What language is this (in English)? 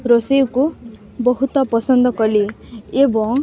Odia